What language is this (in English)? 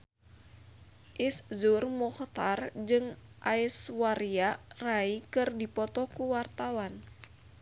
Sundanese